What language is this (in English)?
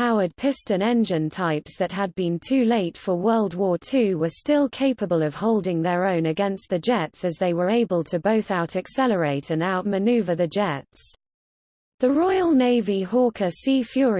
English